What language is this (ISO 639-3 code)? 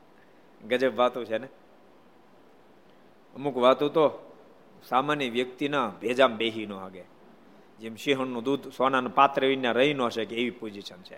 guj